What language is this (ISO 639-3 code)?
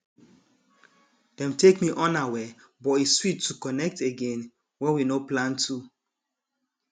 pcm